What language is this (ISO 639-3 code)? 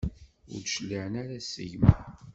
kab